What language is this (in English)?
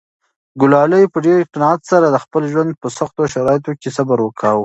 Pashto